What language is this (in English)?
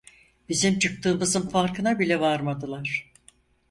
Turkish